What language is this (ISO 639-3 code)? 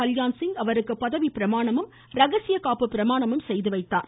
tam